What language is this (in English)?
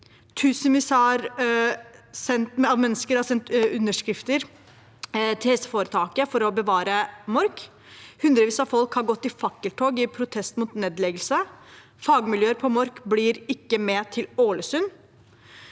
Norwegian